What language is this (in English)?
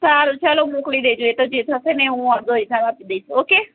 Gujarati